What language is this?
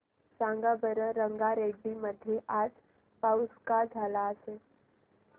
Marathi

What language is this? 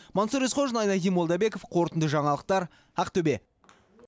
Kazakh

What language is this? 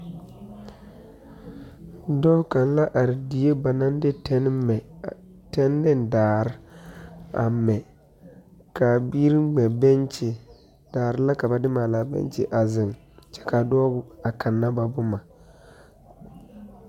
Southern Dagaare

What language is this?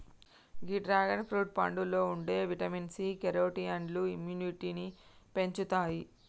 Telugu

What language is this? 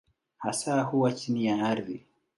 Swahili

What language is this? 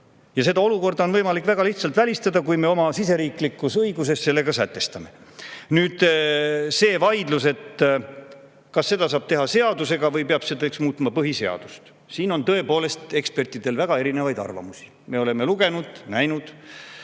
Estonian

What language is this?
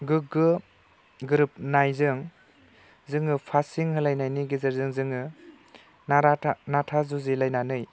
Bodo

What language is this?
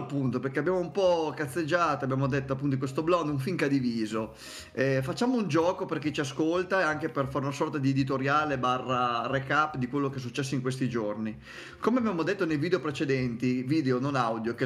Italian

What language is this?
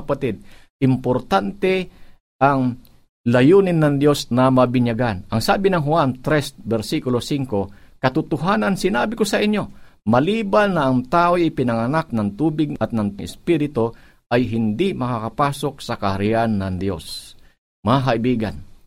Filipino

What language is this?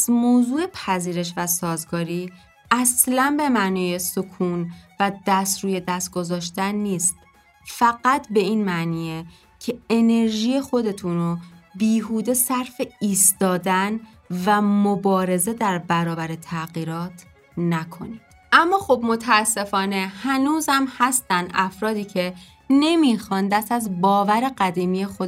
Persian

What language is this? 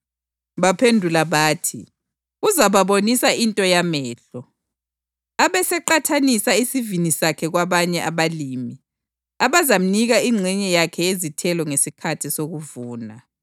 North Ndebele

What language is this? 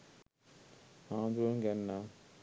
Sinhala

